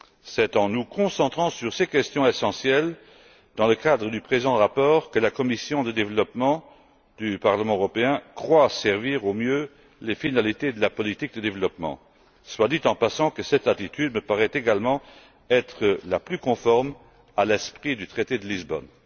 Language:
French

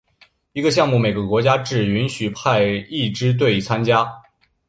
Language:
Chinese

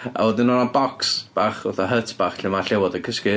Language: Welsh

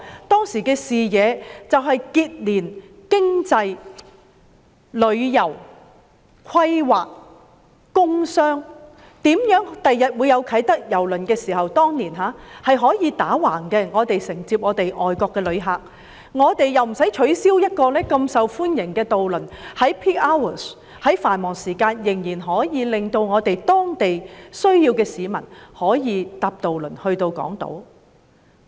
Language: Cantonese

